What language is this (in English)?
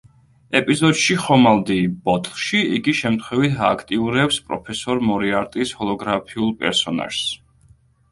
Georgian